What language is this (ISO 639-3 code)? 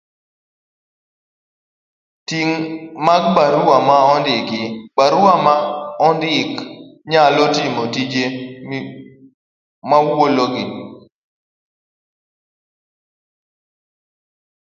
luo